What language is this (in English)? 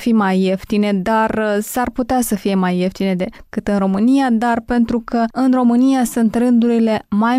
Romanian